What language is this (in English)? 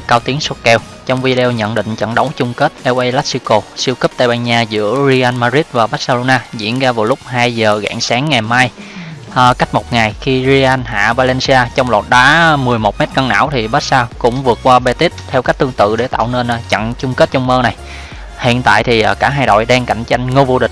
Vietnamese